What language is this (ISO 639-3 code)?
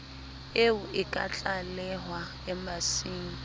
sot